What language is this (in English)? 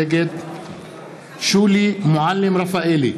Hebrew